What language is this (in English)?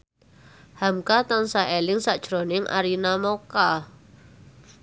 Javanese